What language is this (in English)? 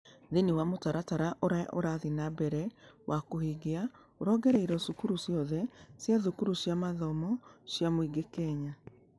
Kikuyu